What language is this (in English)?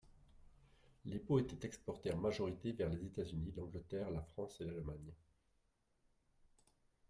French